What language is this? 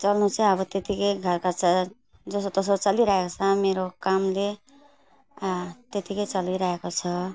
Nepali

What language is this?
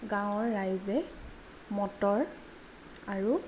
Assamese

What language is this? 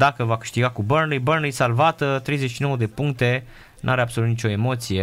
Romanian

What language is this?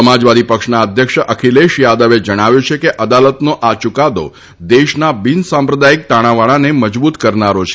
Gujarati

